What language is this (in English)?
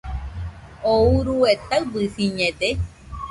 Nüpode Huitoto